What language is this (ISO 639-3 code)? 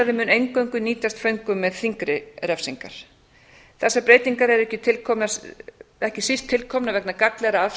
isl